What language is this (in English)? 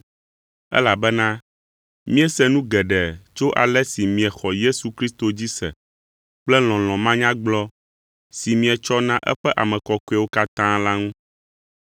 Ewe